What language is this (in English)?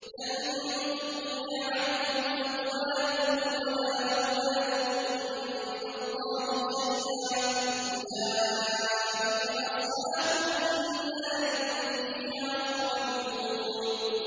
Arabic